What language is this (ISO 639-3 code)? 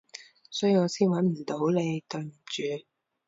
yue